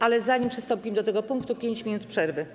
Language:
Polish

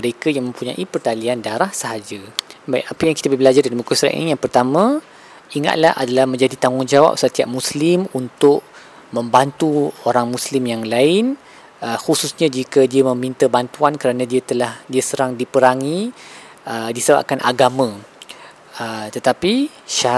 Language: Malay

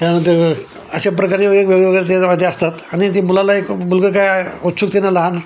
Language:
Marathi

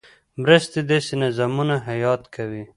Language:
Pashto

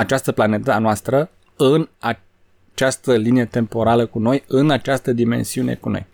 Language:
Romanian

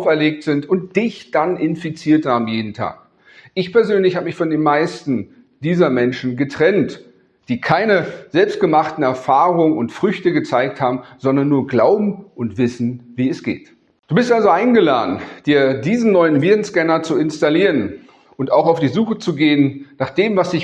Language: German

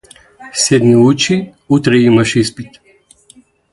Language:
Macedonian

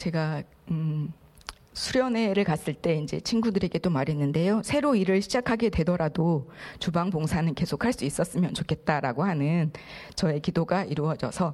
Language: Korean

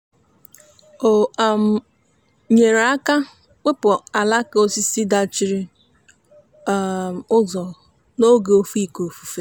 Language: Igbo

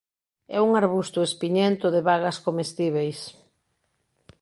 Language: Galician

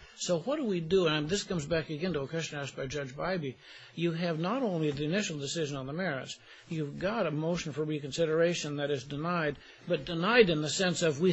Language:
English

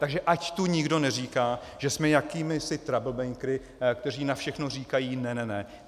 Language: Czech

